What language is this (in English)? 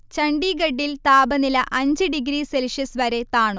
Malayalam